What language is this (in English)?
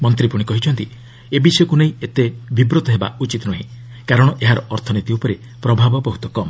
Odia